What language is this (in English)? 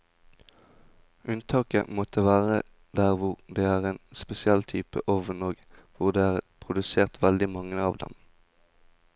Norwegian